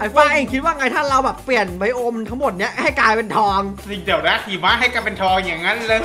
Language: Thai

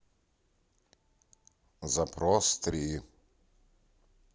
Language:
Russian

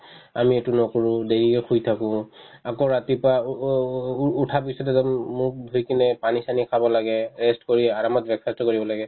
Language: Assamese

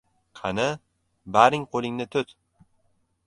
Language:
Uzbek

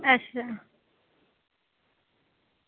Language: Dogri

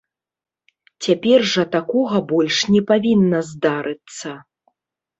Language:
Belarusian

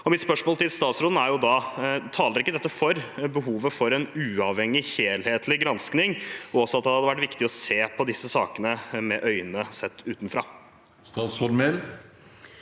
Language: Norwegian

